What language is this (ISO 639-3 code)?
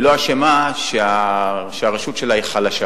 heb